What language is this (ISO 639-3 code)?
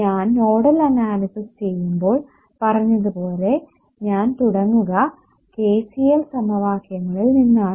mal